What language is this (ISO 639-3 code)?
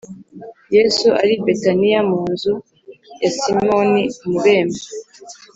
kin